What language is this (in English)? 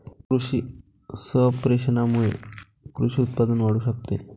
Marathi